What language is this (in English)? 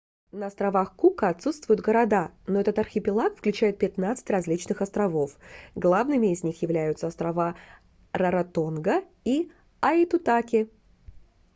Russian